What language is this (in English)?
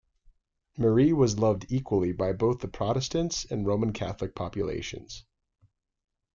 English